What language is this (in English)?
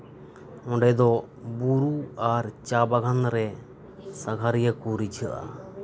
Santali